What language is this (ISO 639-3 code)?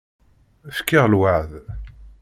kab